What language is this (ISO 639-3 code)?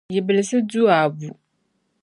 dag